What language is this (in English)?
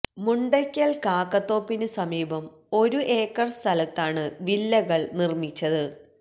Malayalam